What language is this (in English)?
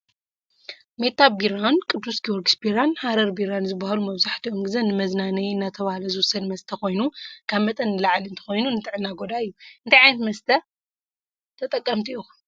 Tigrinya